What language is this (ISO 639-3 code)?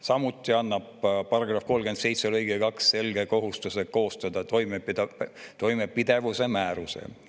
est